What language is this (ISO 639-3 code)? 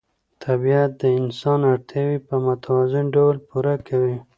pus